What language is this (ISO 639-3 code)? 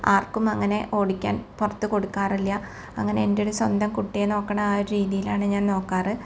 mal